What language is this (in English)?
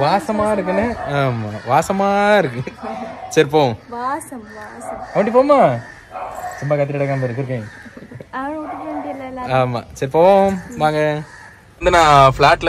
Indonesian